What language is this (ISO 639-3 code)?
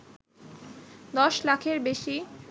ben